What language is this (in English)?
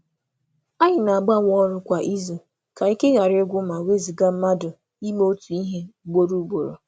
Igbo